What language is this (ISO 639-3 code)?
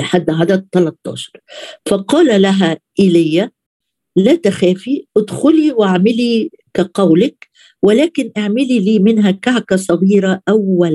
ara